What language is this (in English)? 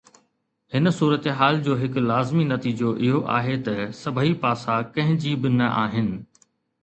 Sindhi